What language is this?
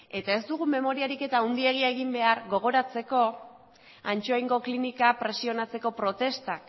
Basque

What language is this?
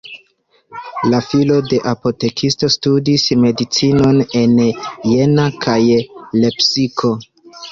Esperanto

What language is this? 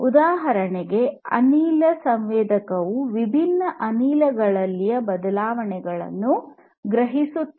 Kannada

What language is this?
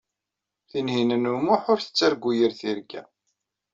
Kabyle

